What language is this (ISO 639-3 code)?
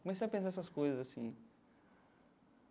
por